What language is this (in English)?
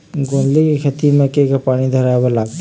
Chhattisgarhi